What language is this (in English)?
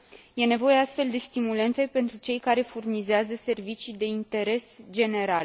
Romanian